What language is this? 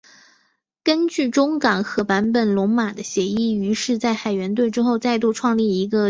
Chinese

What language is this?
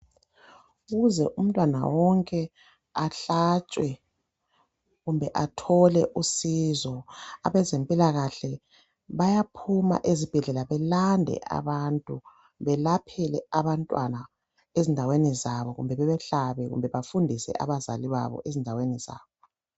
North Ndebele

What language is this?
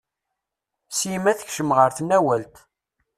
Kabyle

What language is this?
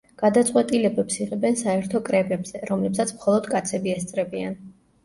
Georgian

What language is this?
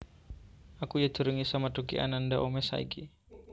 Javanese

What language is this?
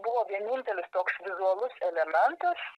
Lithuanian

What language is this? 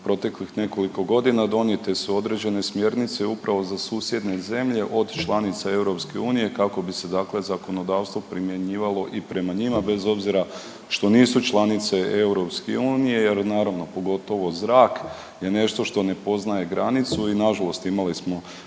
Croatian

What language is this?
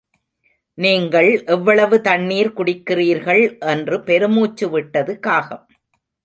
Tamil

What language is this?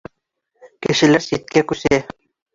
Bashkir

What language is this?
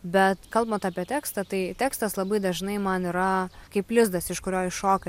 Lithuanian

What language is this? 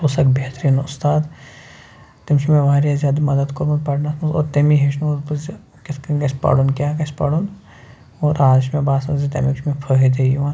Kashmiri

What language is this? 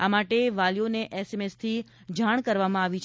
Gujarati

